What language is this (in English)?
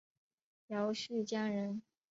Chinese